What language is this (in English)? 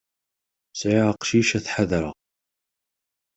Kabyle